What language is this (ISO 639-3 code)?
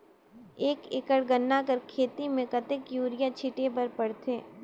hne